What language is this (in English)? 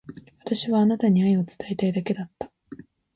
Japanese